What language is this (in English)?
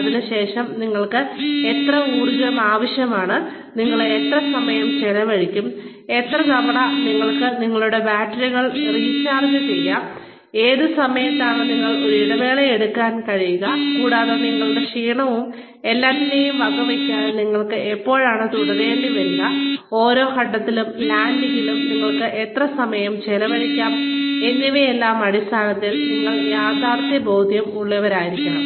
Malayalam